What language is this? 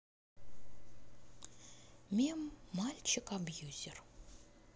Russian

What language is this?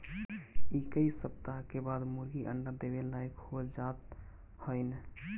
Bhojpuri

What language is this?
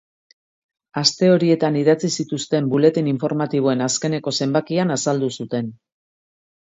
Basque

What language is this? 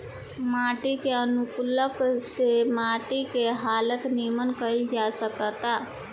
Bhojpuri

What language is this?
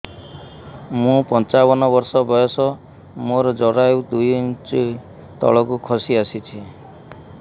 Odia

